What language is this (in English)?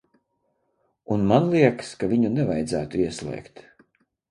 Latvian